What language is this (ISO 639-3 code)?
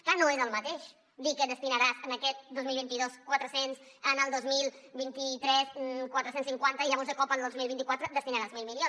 cat